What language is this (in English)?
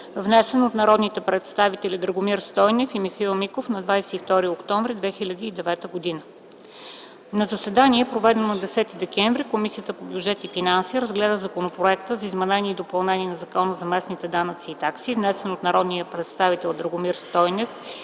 Bulgarian